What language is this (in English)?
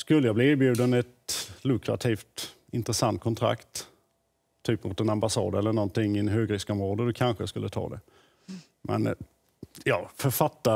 Swedish